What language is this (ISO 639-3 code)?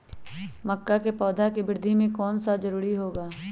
mag